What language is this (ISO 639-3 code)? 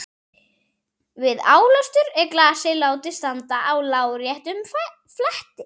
isl